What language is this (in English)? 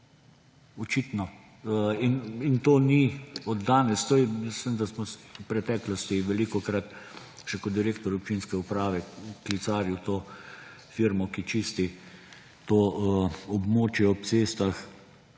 Slovenian